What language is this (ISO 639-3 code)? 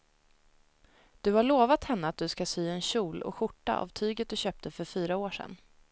swe